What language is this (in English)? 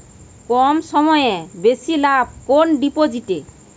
Bangla